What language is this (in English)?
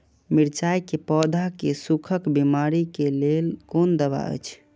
Maithili